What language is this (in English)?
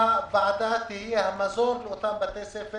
Hebrew